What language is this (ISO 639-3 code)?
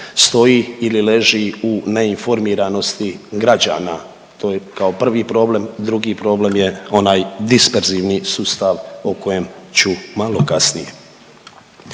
hrv